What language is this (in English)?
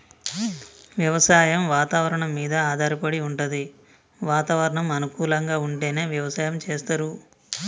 Telugu